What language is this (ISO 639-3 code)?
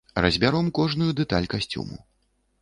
bel